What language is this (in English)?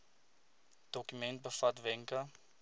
Afrikaans